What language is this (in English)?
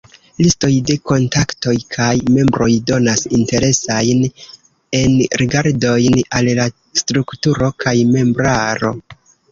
Esperanto